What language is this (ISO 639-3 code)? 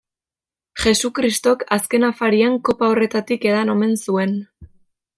eus